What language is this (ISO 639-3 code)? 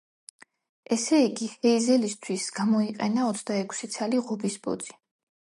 kat